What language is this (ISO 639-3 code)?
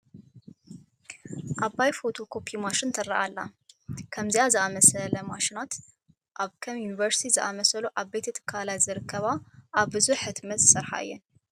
tir